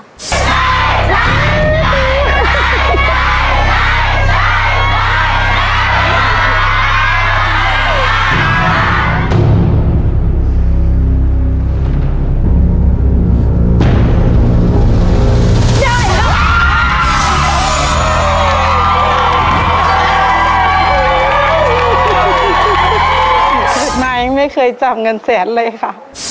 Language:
Thai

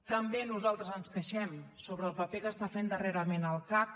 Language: Catalan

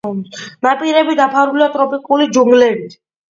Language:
Georgian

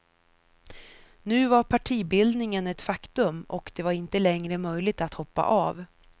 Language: Swedish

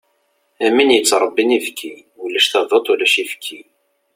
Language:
Kabyle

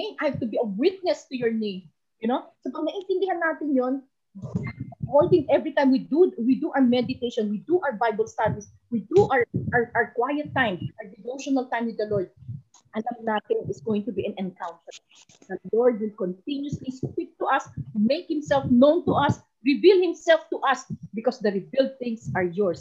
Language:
Filipino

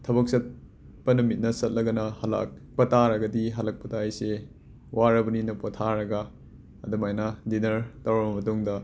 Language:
Manipuri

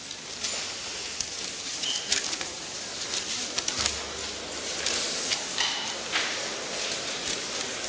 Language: Croatian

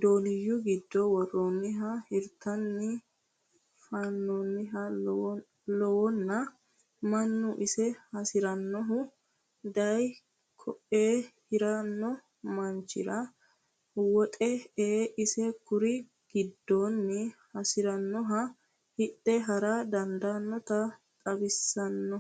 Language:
Sidamo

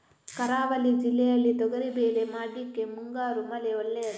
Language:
Kannada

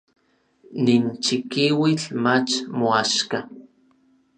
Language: Orizaba Nahuatl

